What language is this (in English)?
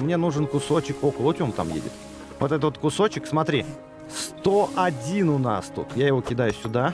Russian